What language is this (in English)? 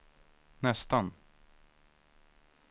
Swedish